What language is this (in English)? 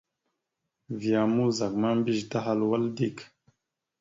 Mada (Cameroon)